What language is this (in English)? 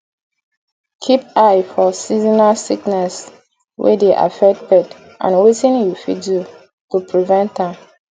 Nigerian Pidgin